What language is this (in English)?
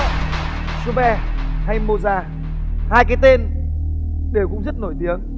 Vietnamese